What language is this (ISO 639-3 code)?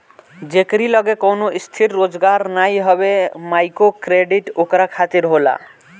bho